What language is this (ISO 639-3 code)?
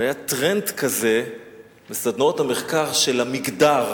heb